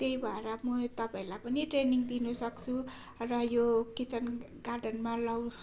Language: Nepali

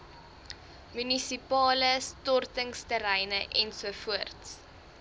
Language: Afrikaans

